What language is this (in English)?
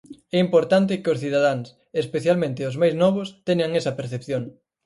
Galician